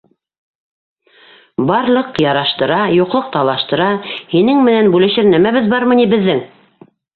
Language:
Bashkir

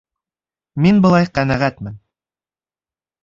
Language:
Bashkir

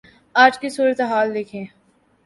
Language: Urdu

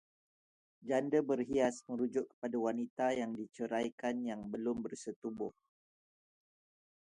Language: Malay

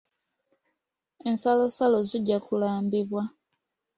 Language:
Ganda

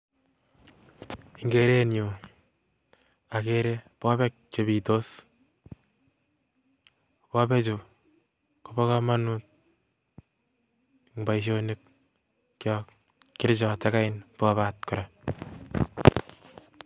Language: Kalenjin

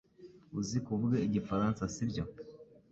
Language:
Kinyarwanda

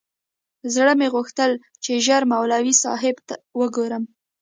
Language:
Pashto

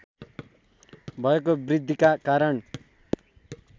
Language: Nepali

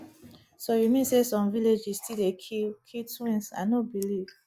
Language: Nigerian Pidgin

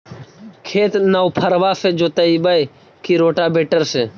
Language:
Magahi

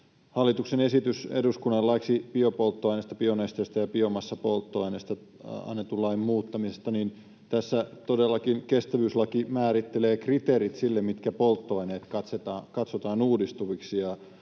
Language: Finnish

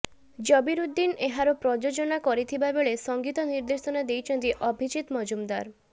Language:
Odia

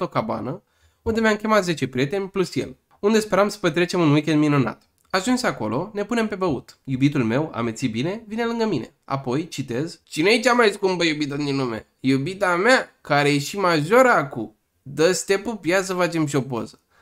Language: Romanian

